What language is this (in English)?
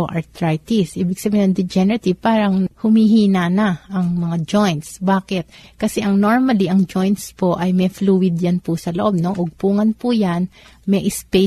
Filipino